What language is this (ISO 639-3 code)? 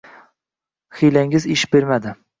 uzb